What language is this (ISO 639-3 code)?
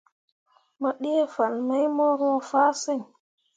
mua